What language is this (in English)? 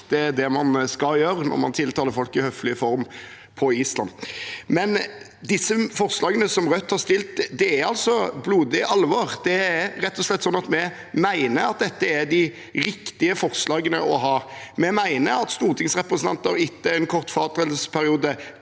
Norwegian